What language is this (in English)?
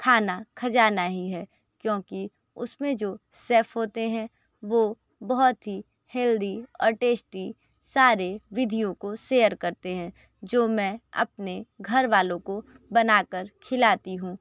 Hindi